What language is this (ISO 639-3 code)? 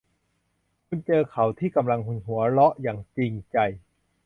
tha